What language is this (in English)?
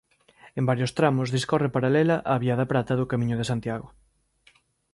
Galician